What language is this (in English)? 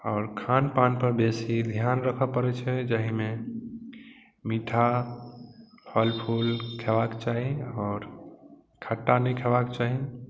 Maithili